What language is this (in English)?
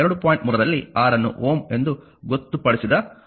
Kannada